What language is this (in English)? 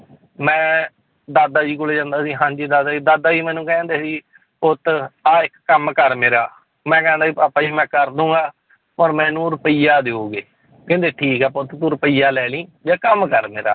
Punjabi